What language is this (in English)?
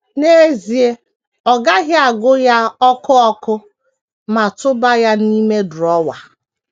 Igbo